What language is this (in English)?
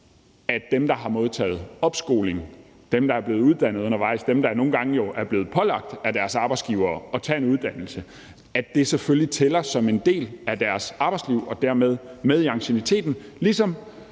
Danish